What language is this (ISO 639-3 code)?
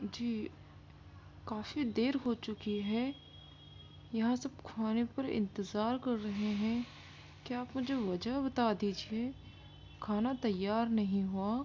urd